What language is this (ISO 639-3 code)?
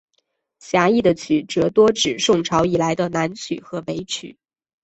zho